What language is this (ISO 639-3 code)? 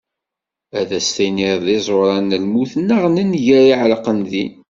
kab